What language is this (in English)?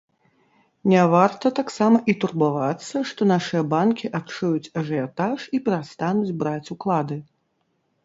Belarusian